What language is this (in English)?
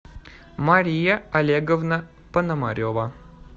Russian